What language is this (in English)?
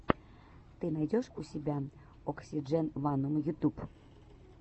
Russian